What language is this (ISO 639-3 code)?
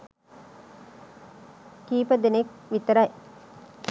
sin